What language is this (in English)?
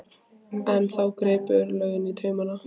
Icelandic